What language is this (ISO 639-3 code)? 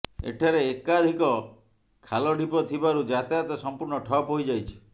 ori